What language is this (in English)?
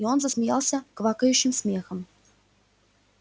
Russian